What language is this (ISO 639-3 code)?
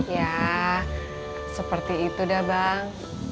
ind